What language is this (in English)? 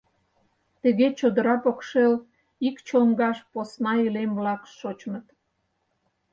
Mari